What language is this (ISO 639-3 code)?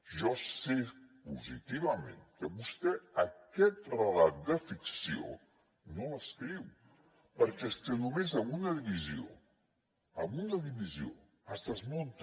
cat